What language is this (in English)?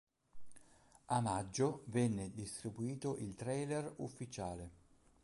Italian